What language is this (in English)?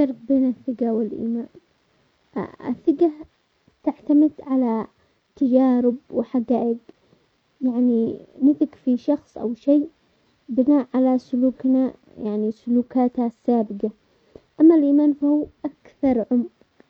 Omani Arabic